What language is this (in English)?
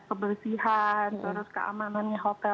Indonesian